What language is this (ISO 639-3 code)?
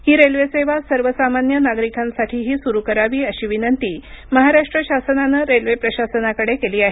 mar